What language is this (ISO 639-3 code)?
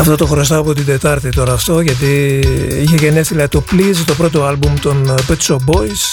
ell